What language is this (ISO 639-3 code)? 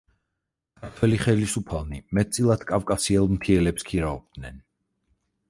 kat